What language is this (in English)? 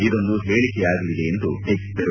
Kannada